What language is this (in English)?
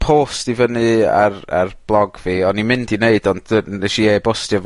Welsh